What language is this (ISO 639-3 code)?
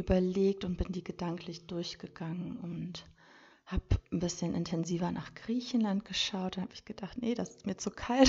deu